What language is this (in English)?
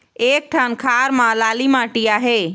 Chhattisgarhi